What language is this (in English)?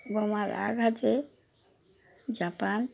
Bangla